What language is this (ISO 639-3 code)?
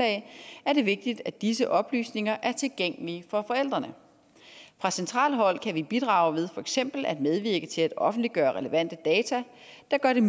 dan